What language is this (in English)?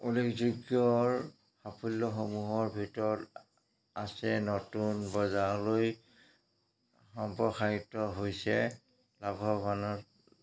Assamese